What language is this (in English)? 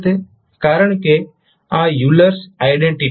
Gujarati